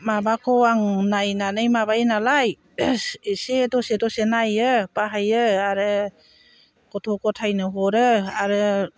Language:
Bodo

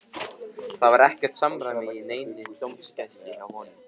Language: Icelandic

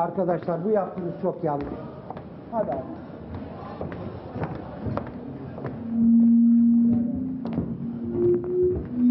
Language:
Turkish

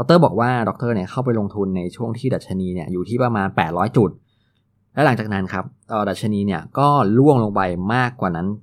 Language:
Thai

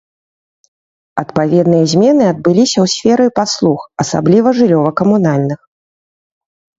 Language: Belarusian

